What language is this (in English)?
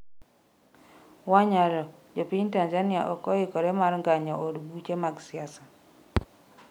Luo (Kenya and Tanzania)